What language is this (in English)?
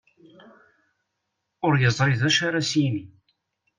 Kabyle